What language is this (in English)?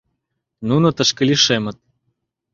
Mari